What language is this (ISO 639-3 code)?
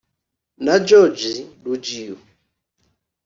kin